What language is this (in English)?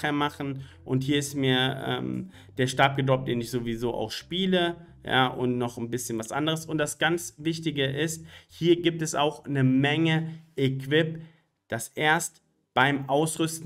German